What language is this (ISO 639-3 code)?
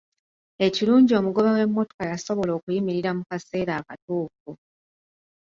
lug